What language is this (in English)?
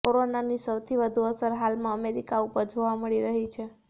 Gujarati